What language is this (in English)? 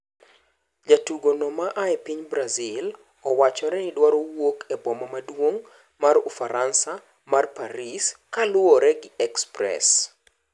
Luo (Kenya and Tanzania)